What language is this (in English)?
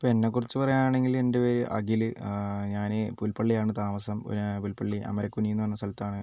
Malayalam